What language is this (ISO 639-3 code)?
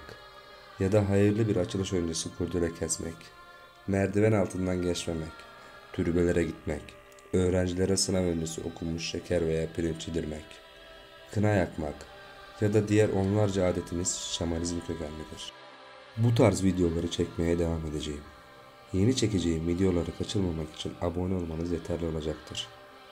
tur